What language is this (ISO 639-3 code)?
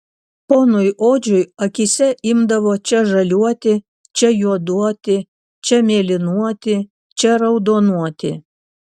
lit